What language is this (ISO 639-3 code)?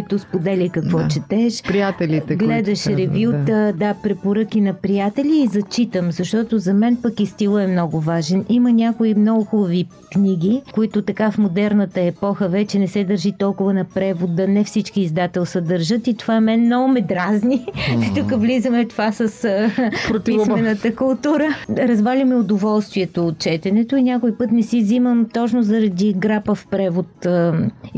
bul